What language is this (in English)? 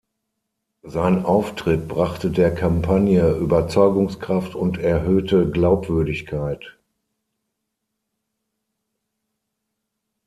German